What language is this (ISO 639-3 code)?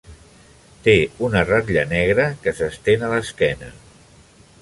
cat